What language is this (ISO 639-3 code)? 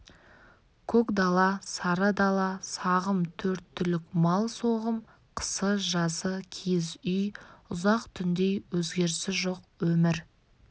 kaz